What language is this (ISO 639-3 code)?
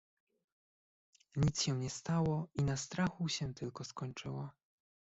pol